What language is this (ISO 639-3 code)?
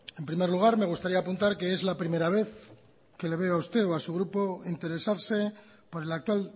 spa